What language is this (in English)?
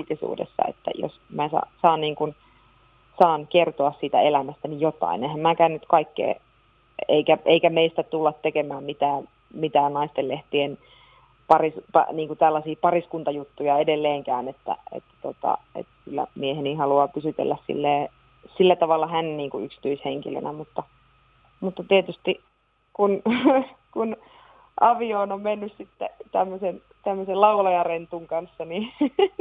Finnish